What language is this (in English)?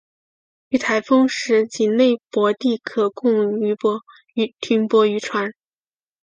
Chinese